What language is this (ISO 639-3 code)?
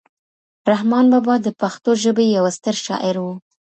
pus